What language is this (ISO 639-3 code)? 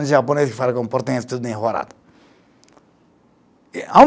por